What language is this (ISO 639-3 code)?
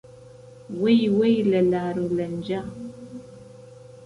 ckb